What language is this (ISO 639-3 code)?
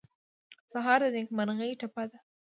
pus